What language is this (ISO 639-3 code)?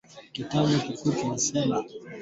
swa